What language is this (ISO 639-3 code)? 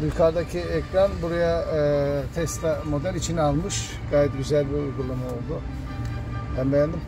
tur